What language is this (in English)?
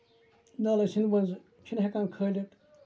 Kashmiri